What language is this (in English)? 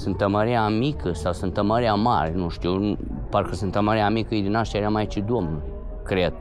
Romanian